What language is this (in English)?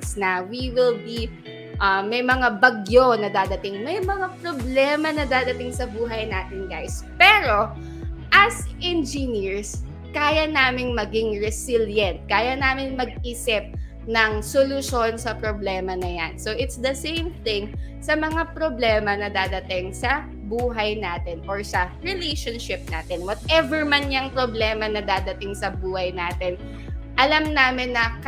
Filipino